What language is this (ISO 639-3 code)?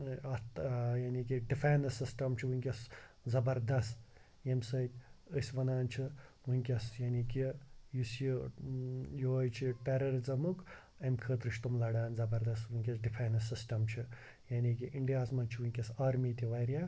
kas